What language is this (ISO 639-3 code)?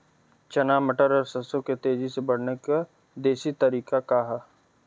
bho